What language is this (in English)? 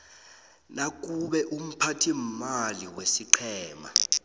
South Ndebele